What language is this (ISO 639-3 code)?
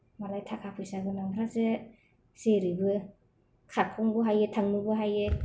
brx